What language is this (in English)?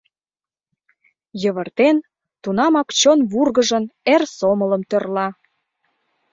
Mari